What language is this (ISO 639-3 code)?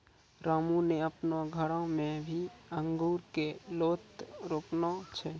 mai